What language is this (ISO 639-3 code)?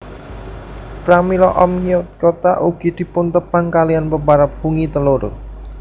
jav